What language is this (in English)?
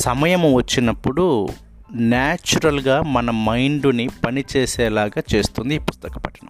Telugu